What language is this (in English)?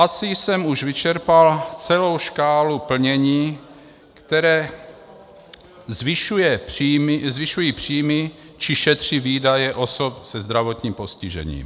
Czech